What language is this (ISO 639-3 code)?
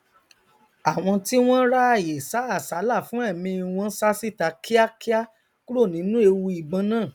yor